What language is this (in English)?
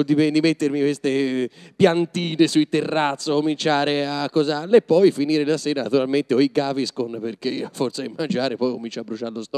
Italian